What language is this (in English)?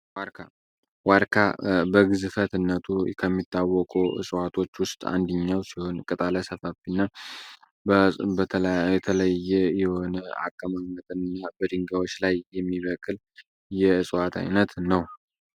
Amharic